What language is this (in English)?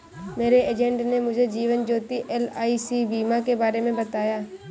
Hindi